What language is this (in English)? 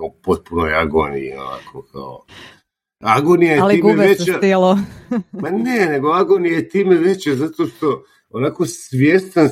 Croatian